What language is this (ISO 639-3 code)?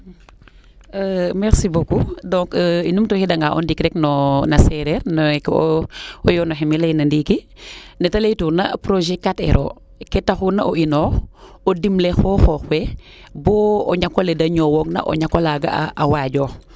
srr